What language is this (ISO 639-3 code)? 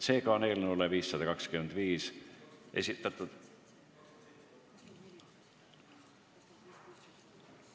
est